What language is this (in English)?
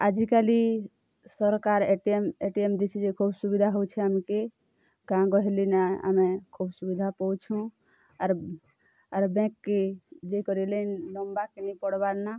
Odia